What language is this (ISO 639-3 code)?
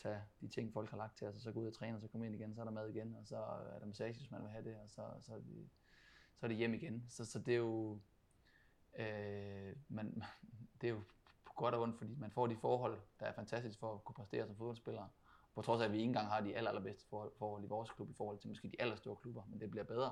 dan